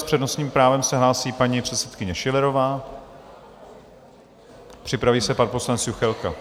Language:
Czech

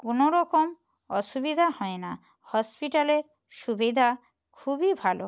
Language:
Bangla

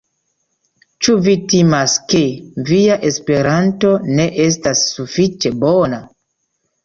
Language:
Esperanto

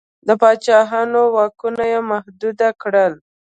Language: Pashto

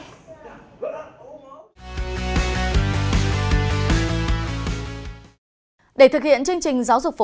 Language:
Vietnamese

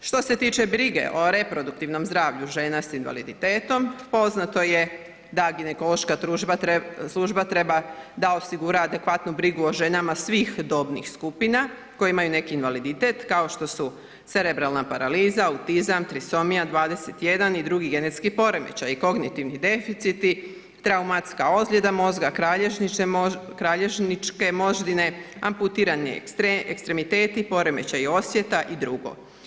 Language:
Croatian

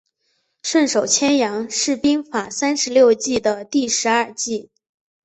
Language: Chinese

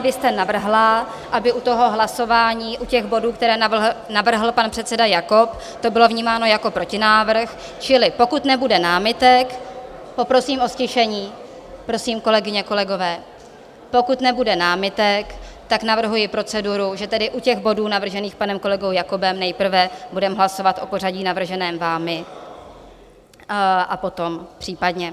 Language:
Czech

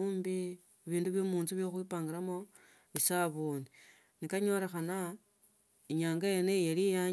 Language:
Tsotso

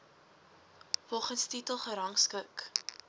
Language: Afrikaans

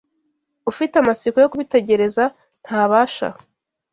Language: Kinyarwanda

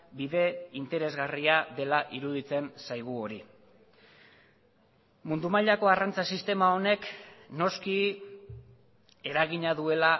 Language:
Basque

